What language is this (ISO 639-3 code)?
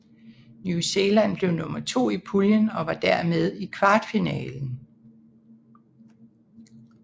dan